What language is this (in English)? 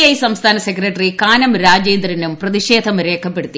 Malayalam